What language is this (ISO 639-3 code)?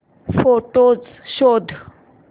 mar